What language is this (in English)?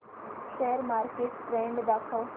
Marathi